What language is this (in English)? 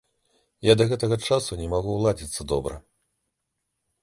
Belarusian